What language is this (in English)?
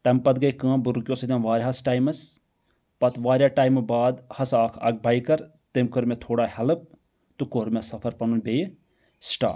Kashmiri